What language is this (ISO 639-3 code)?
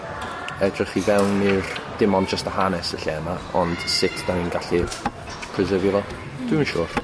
cym